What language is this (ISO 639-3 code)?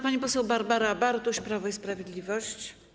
pol